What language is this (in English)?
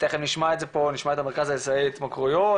Hebrew